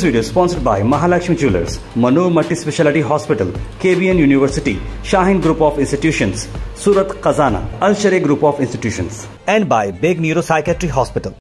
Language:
Kannada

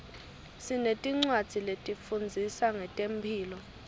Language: Swati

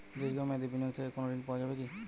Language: Bangla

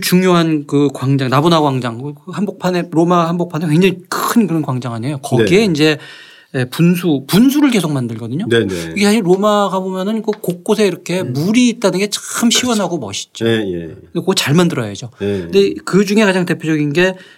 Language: Korean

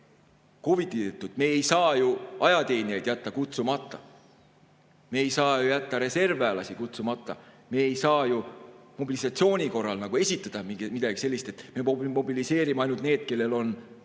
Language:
Estonian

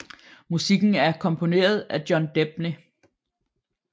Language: Danish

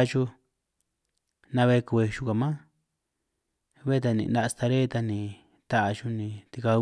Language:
San Martín Itunyoso Triqui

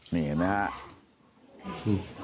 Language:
Thai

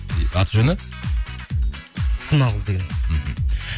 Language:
Kazakh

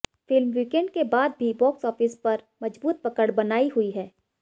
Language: Hindi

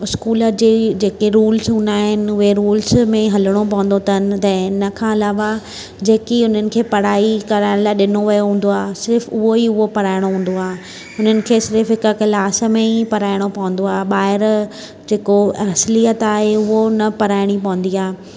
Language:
Sindhi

